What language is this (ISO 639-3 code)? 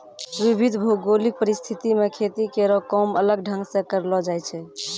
mai